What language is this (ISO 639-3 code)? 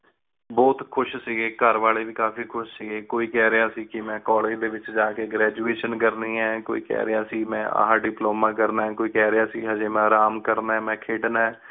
pan